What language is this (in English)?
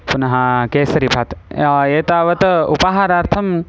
Sanskrit